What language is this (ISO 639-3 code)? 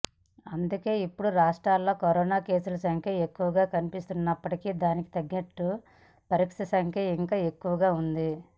tel